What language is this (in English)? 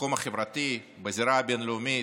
Hebrew